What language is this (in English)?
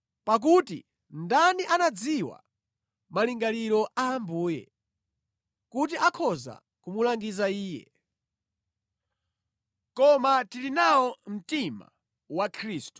Nyanja